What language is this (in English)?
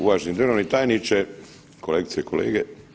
Croatian